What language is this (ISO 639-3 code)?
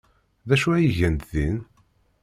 kab